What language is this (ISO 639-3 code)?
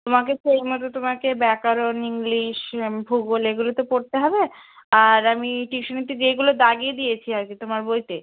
ben